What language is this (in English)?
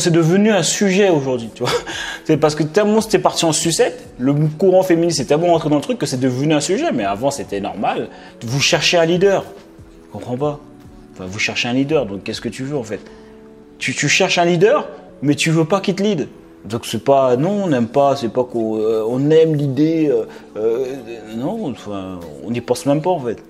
French